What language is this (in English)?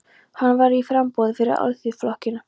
Icelandic